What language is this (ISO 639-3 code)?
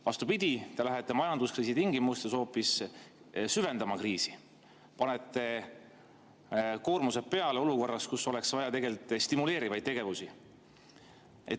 est